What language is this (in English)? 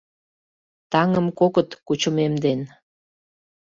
Mari